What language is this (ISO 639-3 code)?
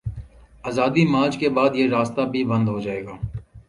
urd